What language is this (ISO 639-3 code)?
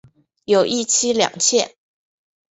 zho